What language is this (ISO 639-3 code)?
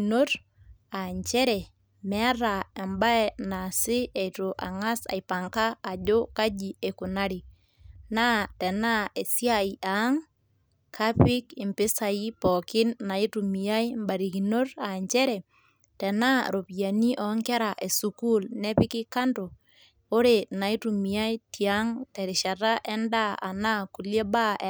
mas